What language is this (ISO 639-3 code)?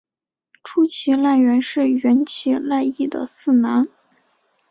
zho